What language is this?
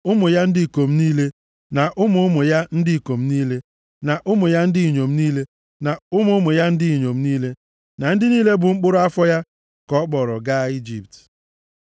Igbo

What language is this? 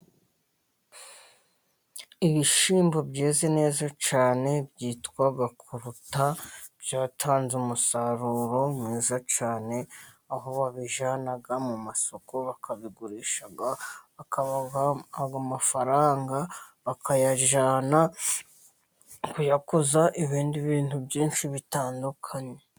Kinyarwanda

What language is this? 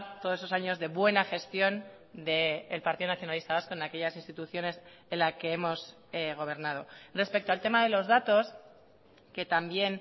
Spanish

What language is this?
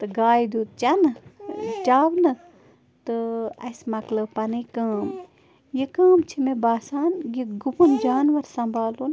Kashmiri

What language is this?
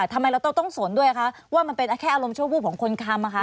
Thai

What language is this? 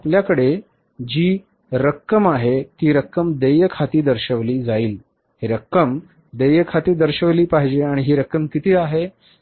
Marathi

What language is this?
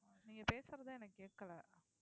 Tamil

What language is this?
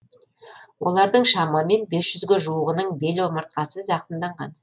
Kazakh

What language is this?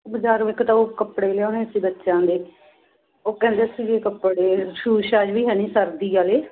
Punjabi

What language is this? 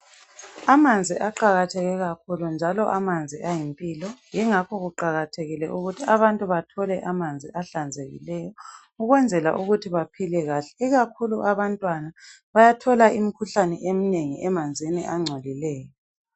North Ndebele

